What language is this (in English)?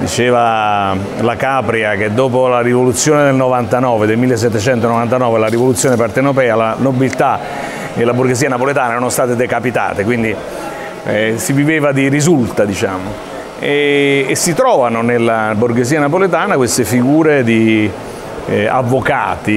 Italian